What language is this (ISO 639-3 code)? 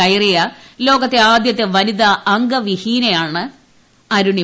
mal